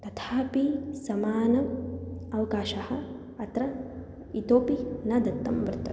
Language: Sanskrit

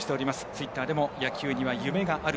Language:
Japanese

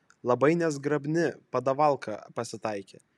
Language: Lithuanian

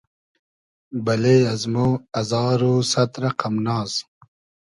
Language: Hazaragi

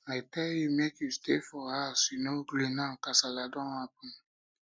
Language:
Nigerian Pidgin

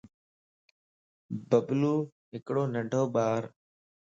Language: Lasi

